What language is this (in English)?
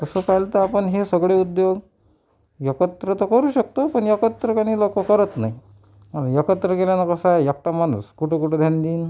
Marathi